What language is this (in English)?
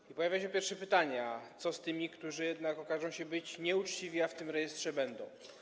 Polish